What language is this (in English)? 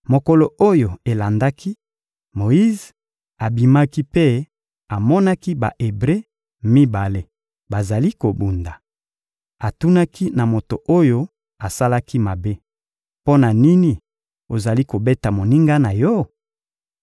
Lingala